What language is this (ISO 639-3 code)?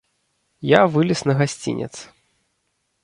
bel